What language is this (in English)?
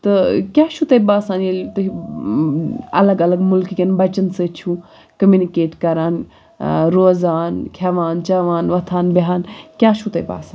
Kashmiri